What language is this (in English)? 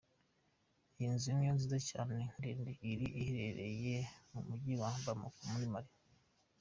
Kinyarwanda